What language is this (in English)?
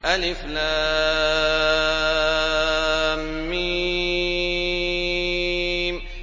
Arabic